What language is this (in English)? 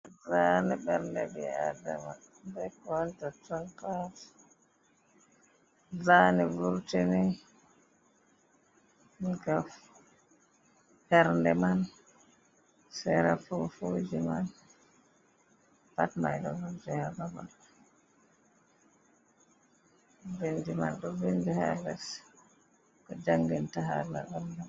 Fula